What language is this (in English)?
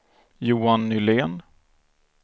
Swedish